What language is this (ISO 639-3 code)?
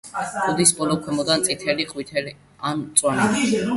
kat